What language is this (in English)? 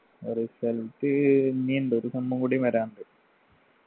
Malayalam